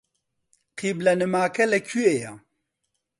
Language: Central Kurdish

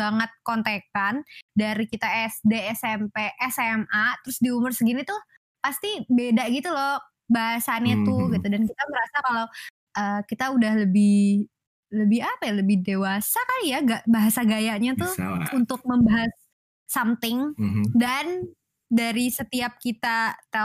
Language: Indonesian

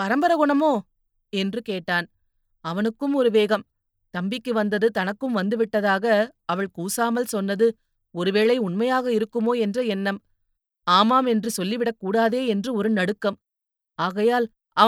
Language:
Tamil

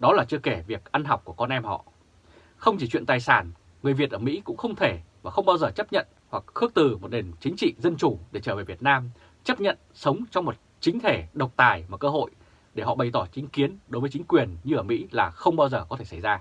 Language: Vietnamese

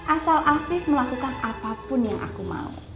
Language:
Indonesian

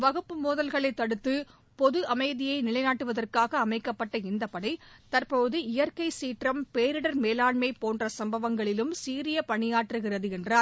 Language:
Tamil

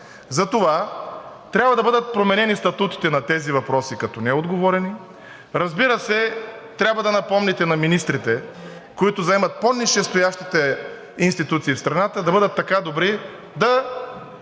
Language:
Bulgarian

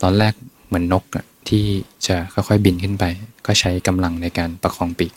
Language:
Thai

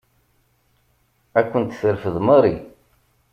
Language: Kabyle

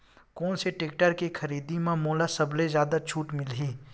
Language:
Chhattisgarhi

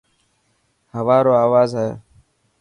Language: Dhatki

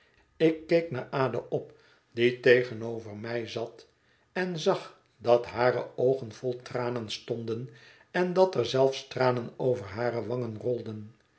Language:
Dutch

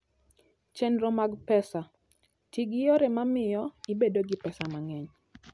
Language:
Luo (Kenya and Tanzania)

